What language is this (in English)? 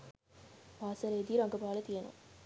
Sinhala